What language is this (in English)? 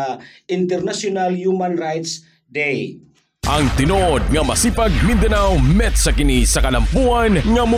Filipino